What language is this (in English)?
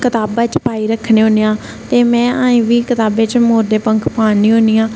Dogri